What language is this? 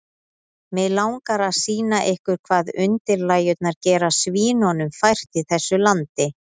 Icelandic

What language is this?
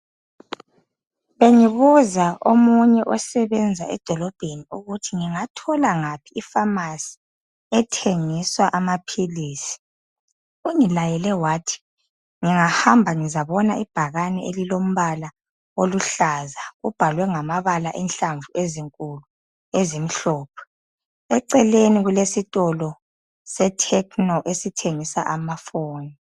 North Ndebele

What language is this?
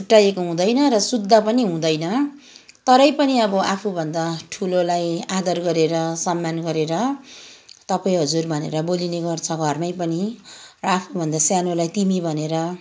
Nepali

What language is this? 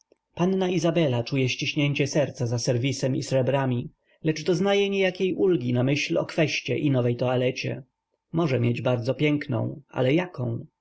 Polish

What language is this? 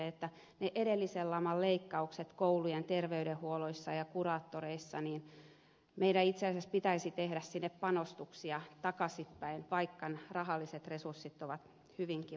Finnish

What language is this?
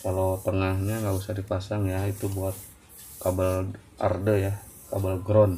Indonesian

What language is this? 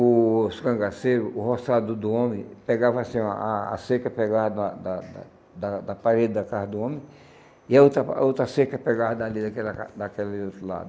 Portuguese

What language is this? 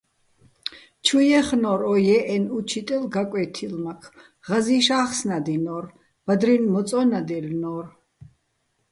Bats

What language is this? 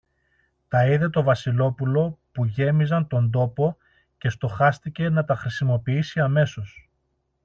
Greek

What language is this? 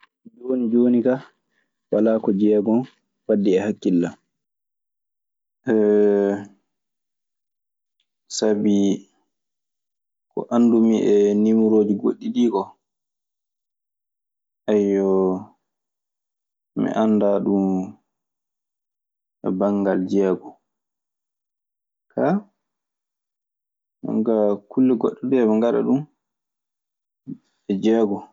Maasina Fulfulde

